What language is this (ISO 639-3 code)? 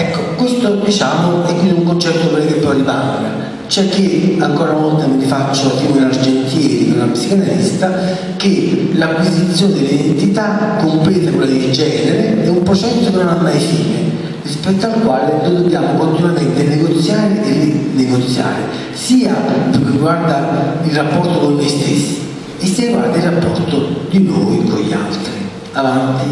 ita